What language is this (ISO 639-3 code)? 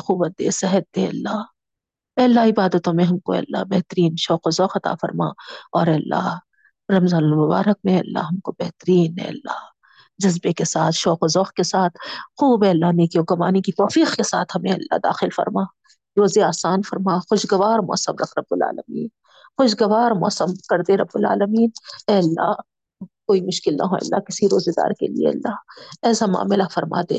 urd